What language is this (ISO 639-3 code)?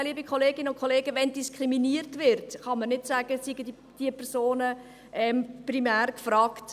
gsw